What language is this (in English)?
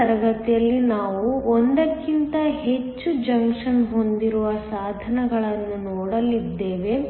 Kannada